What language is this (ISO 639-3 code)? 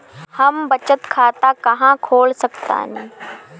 bho